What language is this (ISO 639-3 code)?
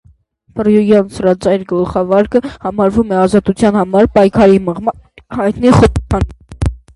hye